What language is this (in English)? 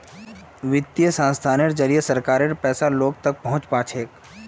Magahi